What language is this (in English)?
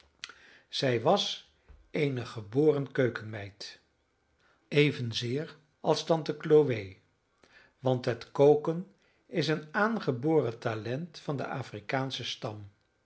Dutch